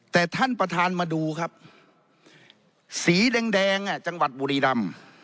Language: Thai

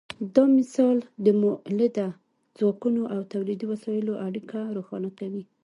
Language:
Pashto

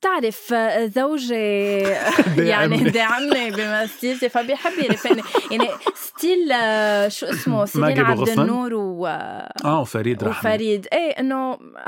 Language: Arabic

